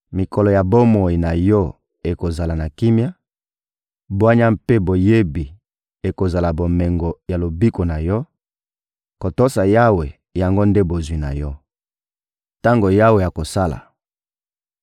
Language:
Lingala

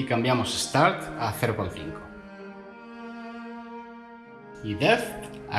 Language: Spanish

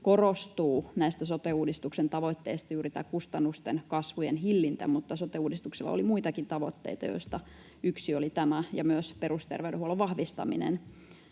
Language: Finnish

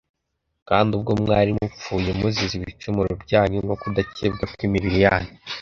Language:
Kinyarwanda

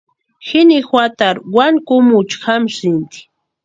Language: Western Highland Purepecha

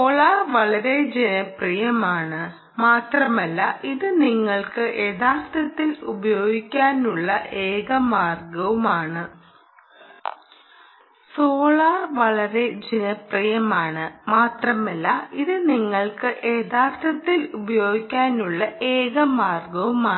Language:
Malayalam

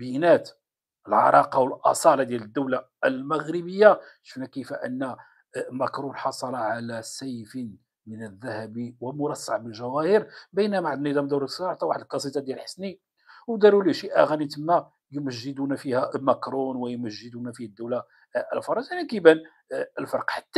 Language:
Arabic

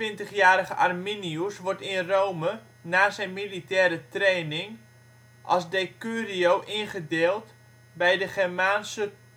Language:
Dutch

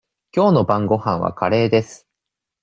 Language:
Japanese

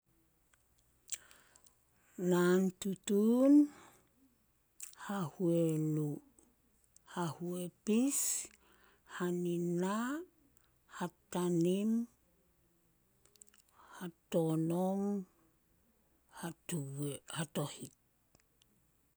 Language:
Solos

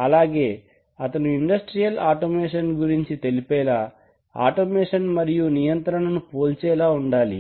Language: Telugu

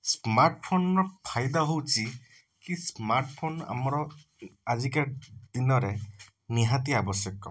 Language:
Odia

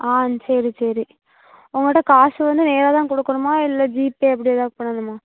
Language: Tamil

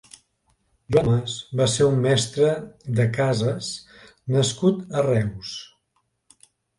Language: Catalan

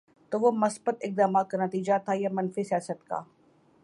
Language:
Urdu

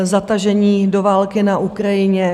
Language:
Czech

